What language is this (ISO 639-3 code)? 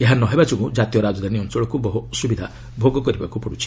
ori